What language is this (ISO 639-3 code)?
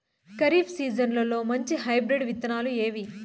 tel